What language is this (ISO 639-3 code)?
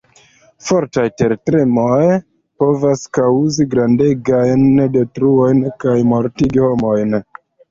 epo